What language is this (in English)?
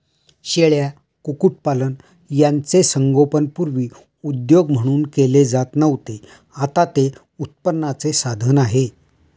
Marathi